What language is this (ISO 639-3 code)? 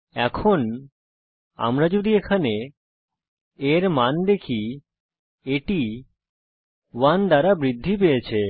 ben